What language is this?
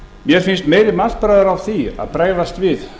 Icelandic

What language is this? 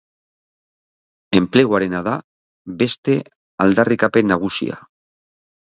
Basque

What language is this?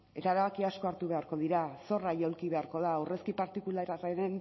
Basque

